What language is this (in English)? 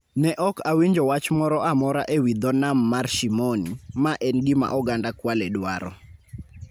Luo (Kenya and Tanzania)